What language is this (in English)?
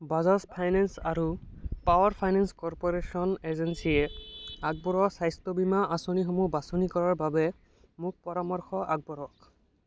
Assamese